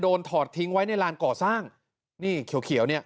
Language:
Thai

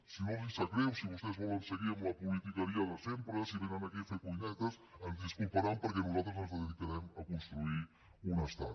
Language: Catalan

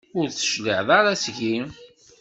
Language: Kabyle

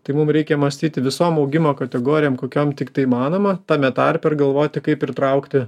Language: Lithuanian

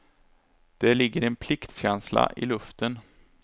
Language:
Swedish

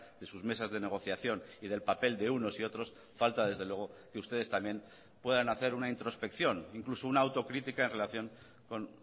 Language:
Spanish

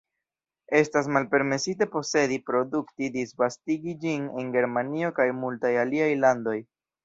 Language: Esperanto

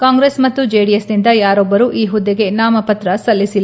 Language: Kannada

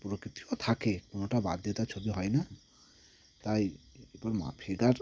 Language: Bangla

